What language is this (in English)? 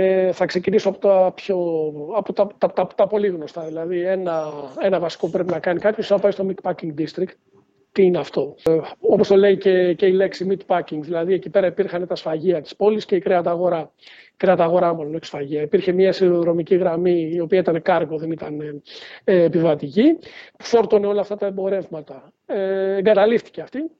Greek